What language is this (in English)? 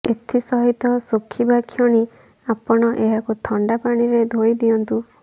Odia